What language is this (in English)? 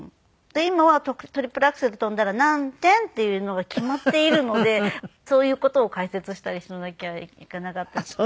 Japanese